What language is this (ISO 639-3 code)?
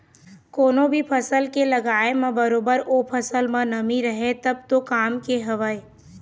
hne